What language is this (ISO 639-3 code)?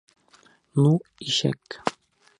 bak